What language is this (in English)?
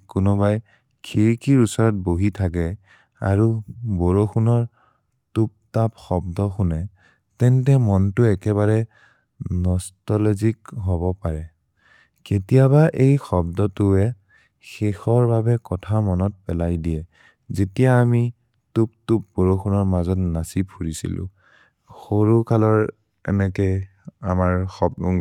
Maria (India)